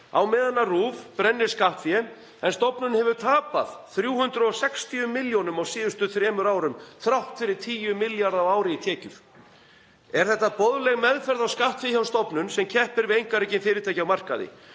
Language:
Icelandic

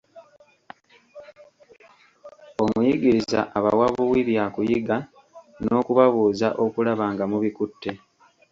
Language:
Ganda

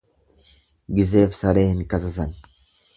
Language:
Oromo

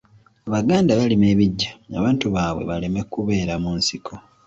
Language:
Ganda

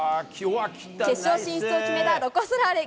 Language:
Japanese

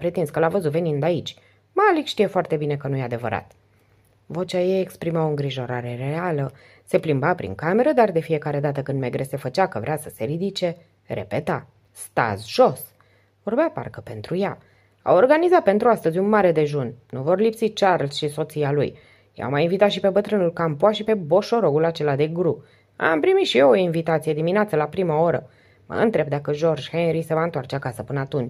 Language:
Romanian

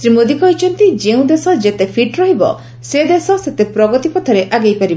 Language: Odia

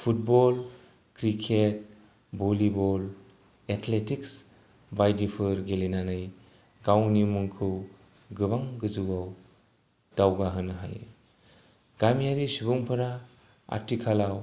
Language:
Bodo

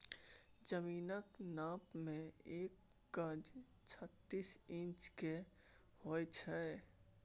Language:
Maithili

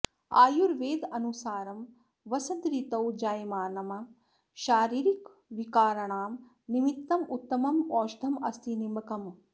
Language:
Sanskrit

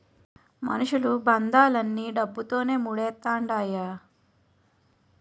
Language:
Telugu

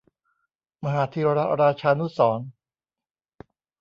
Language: Thai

